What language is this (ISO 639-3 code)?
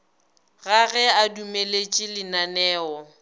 nso